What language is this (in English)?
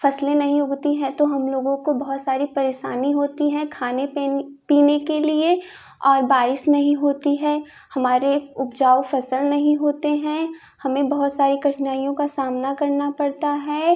Hindi